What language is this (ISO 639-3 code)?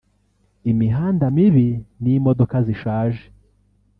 kin